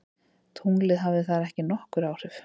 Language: Icelandic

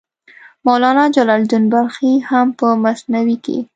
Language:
Pashto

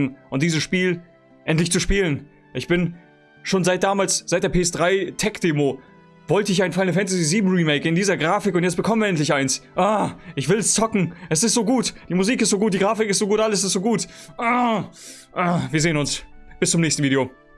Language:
German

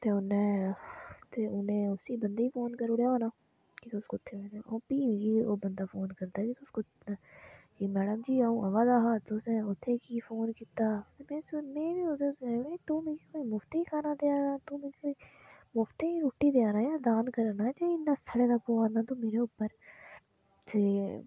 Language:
Dogri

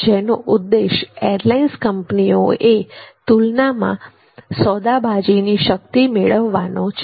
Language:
Gujarati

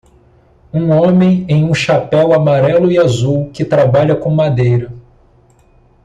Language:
Portuguese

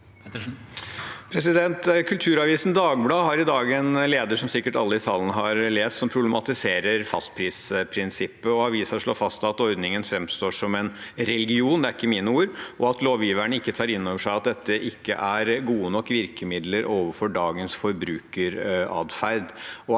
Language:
Norwegian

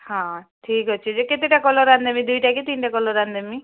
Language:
Odia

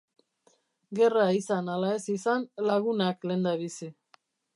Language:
Basque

